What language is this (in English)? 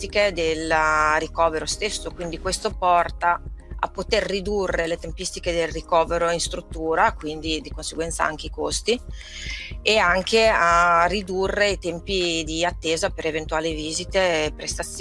Italian